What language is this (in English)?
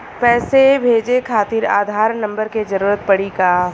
Bhojpuri